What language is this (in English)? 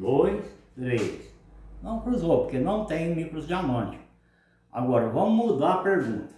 Portuguese